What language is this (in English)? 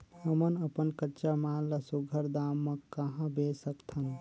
Chhattisgarhi